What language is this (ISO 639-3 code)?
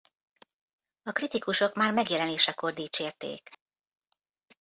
hun